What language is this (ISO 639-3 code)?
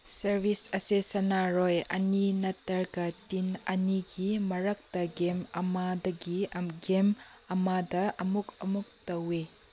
mni